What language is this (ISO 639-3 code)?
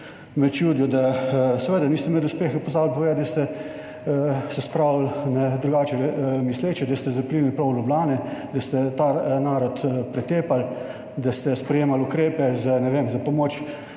slv